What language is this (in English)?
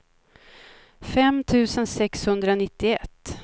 Swedish